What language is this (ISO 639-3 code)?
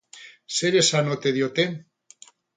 eus